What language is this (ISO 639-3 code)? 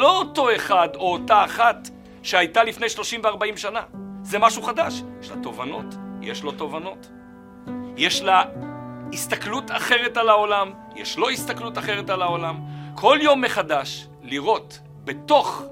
heb